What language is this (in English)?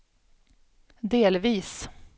Swedish